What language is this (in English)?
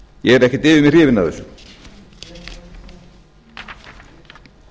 Icelandic